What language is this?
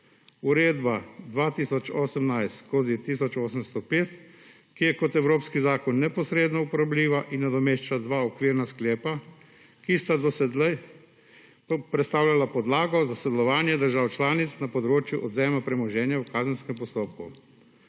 Slovenian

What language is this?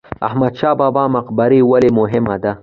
Pashto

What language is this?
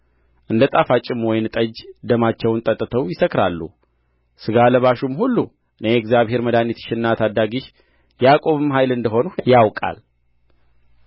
Amharic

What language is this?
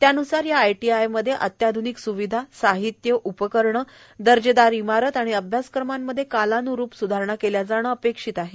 Marathi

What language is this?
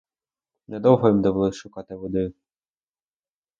Ukrainian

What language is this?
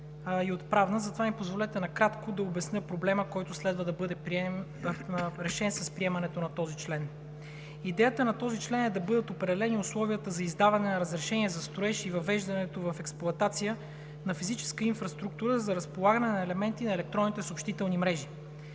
Bulgarian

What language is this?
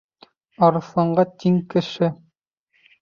Bashkir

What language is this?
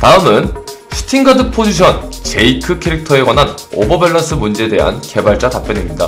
Korean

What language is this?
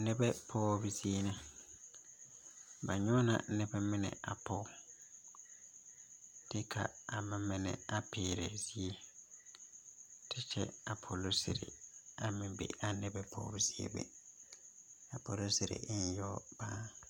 Southern Dagaare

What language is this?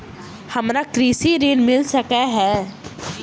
Maithili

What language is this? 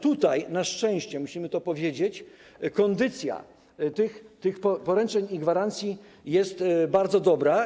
Polish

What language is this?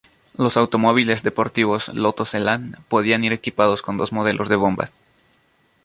Spanish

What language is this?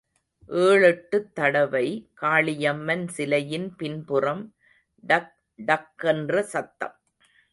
Tamil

